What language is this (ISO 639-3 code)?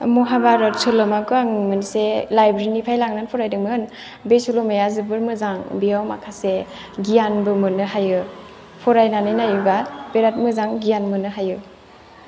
brx